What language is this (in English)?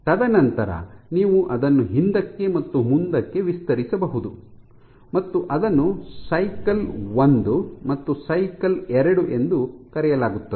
Kannada